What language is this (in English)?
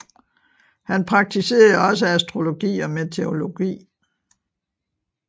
Danish